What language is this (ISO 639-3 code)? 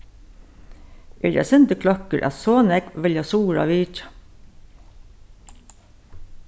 fao